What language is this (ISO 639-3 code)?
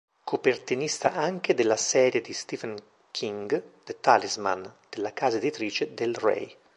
ita